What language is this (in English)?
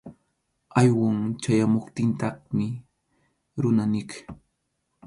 Arequipa-La Unión Quechua